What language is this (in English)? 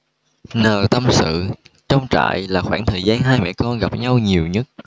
Vietnamese